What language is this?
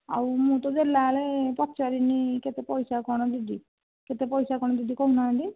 Odia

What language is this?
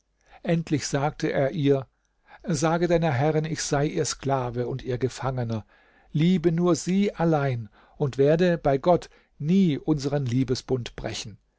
German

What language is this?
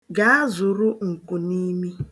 Igbo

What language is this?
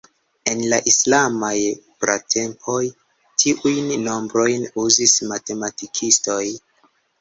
Esperanto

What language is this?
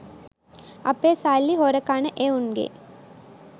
Sinhala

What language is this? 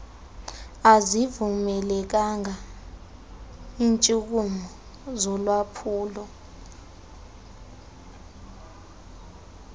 Xhosa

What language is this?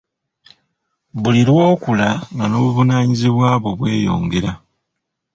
Ganda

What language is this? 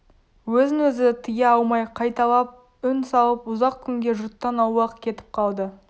Kazakh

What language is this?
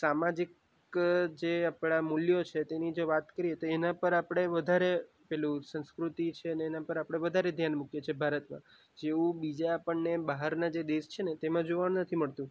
Gujarati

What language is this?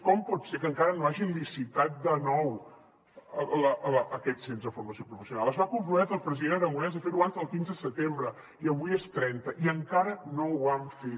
Catalan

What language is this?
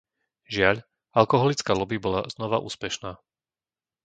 Slovak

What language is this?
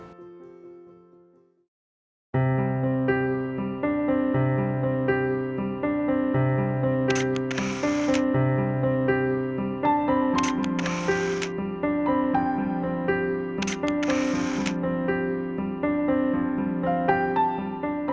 Indonesian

